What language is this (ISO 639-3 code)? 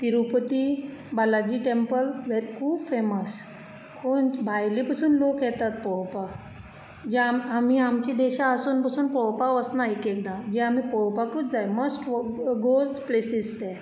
kok